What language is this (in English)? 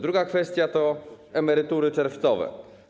Polish